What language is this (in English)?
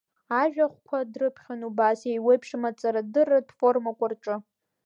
Abkhazian